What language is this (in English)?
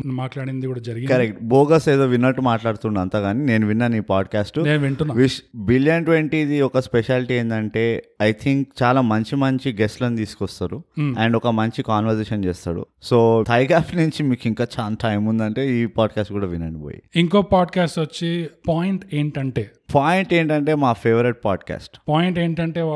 Telugu